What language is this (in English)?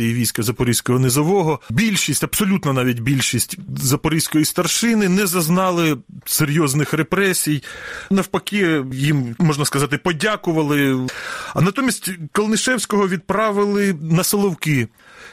Ukrainian